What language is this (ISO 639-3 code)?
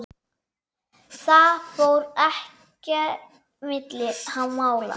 isl